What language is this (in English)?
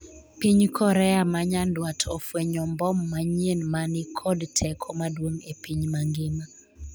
Luo (Kenya and Tanzania)